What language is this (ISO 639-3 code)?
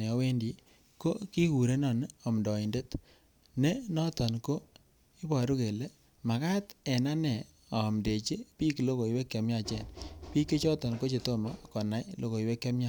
kln